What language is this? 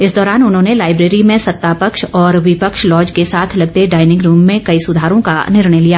Hindi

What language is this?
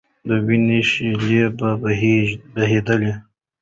Pashto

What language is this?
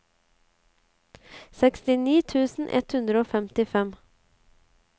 Norwegian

